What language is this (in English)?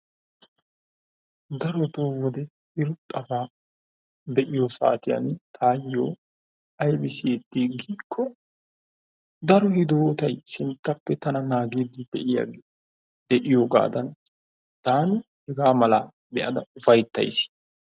Wolaytta